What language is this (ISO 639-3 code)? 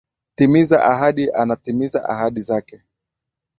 swa